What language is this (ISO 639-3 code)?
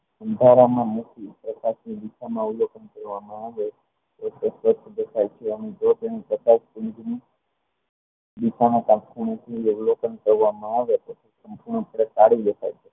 guj